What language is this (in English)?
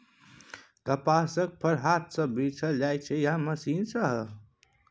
Maithili